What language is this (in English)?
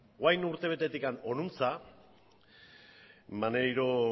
Basque